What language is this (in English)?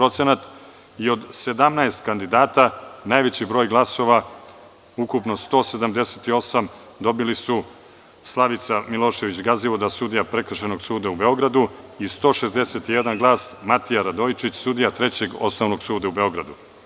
Serbian